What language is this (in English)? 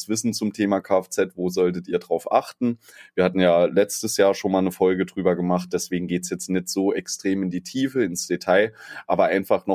German